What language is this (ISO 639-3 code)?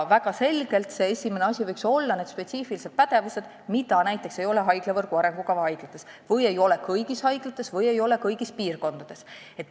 est